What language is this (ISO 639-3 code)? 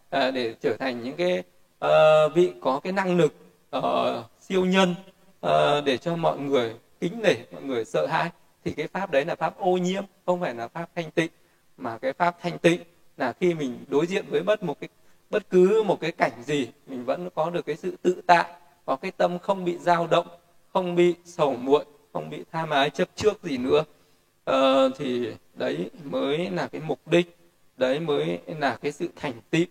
vie